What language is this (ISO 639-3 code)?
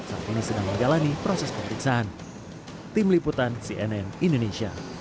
ind